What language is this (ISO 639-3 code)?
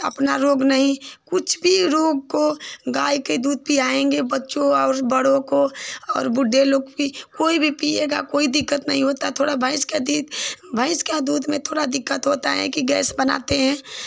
hin